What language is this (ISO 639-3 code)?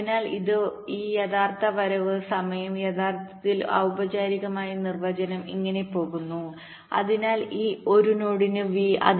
mal